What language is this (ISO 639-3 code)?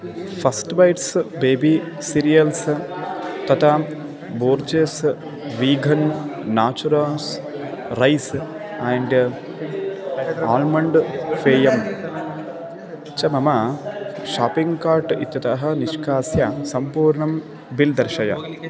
san